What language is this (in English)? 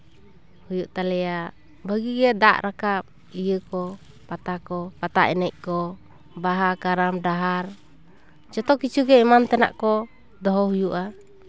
Santali